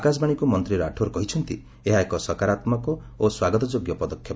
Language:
Odia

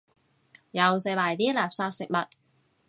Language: Cantonese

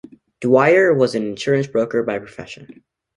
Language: English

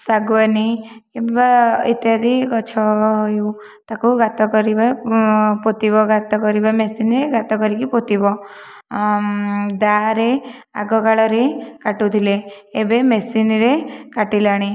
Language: Odia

